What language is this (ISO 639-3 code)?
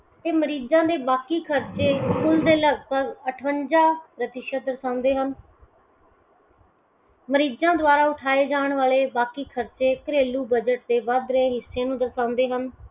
pan